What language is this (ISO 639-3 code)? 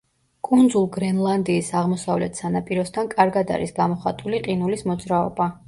kat